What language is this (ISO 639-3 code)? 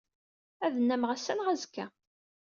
kab